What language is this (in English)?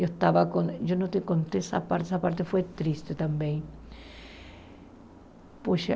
Portuguese